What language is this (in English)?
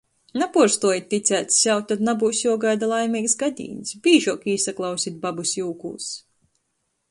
Latgalian